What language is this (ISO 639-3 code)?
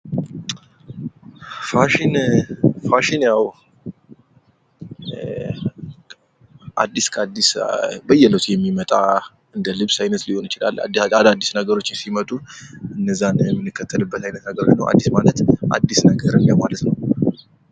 amh